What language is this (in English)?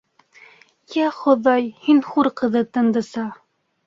Bashkir